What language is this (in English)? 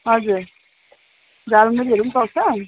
Nepali